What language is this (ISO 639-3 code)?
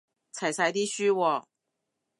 yue